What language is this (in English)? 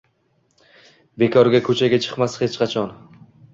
Uzbek